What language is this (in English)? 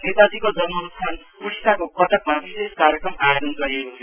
Nepali